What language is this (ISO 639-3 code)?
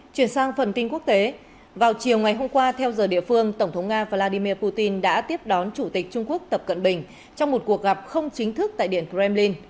vie